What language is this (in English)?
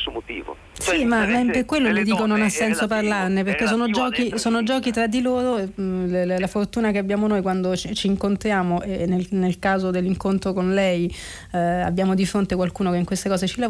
Italian